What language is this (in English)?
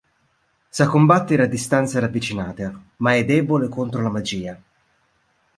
Italian